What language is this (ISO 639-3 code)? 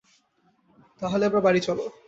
ben